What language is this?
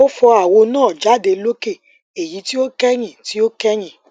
Yoruba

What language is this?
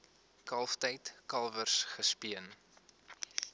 Afrikaans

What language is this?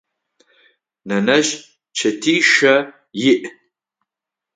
Adyghe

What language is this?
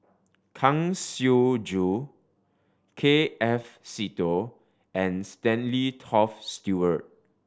English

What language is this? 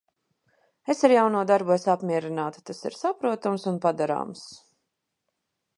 Latvian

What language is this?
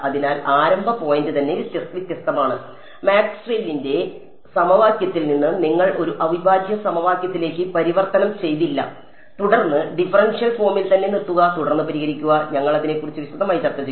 Malayalam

